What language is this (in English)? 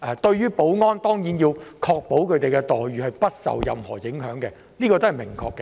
Cantonese